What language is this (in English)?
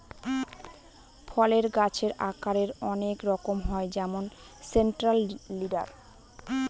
Bangla